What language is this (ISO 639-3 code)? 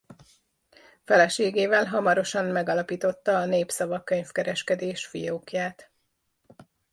hun